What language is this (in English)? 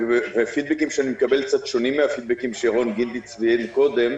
Hebrew